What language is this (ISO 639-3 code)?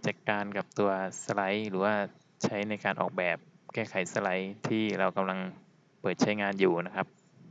tha